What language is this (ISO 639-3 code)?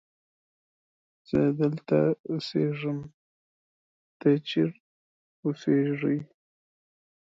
pus